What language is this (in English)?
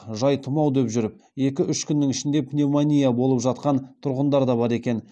Kazakh